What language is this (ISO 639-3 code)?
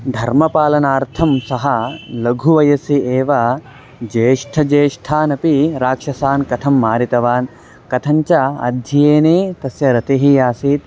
san